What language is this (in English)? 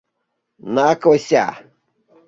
Mari